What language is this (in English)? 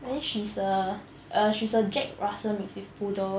English